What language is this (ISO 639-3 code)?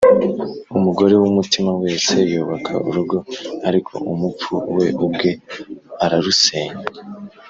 kin